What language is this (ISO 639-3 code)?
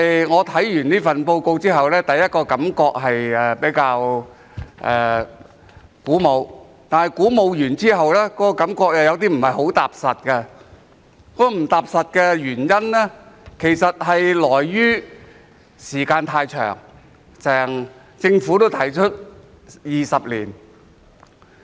yue